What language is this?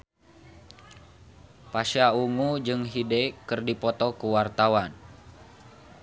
Sundanese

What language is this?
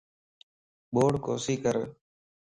Lasi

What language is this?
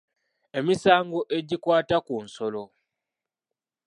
Ganda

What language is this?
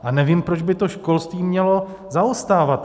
Czech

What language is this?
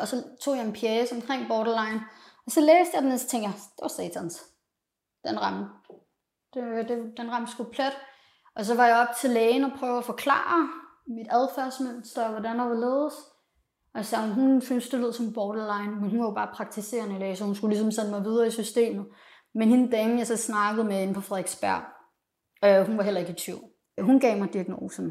Danish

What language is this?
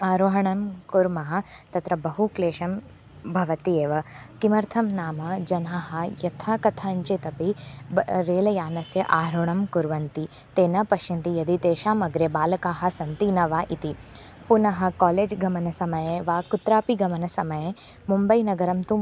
Sanskrit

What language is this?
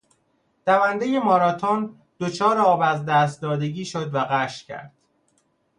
Persian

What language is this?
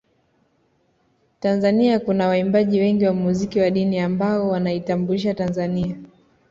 Swahili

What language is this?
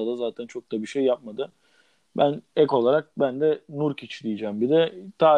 Turkish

